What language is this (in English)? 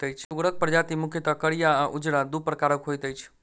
Maithili